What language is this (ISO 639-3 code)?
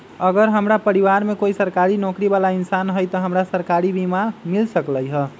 mag